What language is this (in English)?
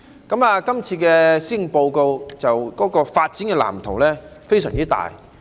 Cantonese